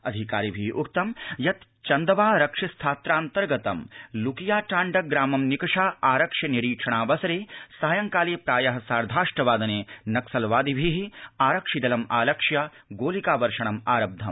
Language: Sanskrit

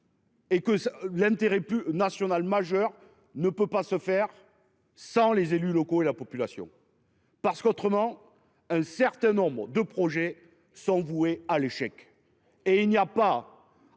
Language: French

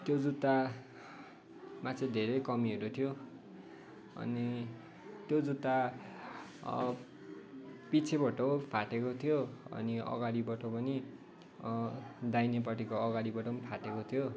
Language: Nepali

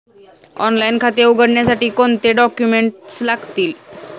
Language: Marathi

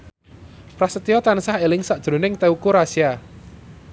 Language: Javanese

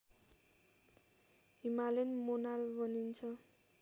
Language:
Nepali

